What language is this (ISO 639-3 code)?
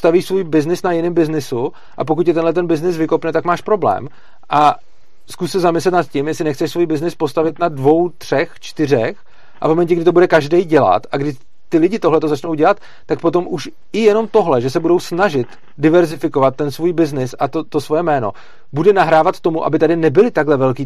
ces